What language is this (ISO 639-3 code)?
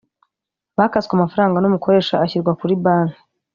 kin